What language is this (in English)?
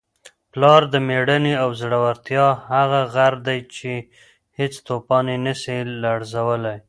Pashto